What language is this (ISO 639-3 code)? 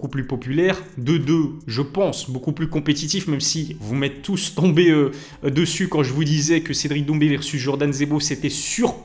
fra